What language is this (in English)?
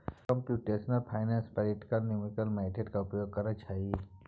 Maithili